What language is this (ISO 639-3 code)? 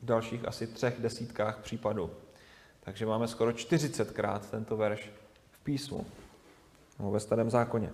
ces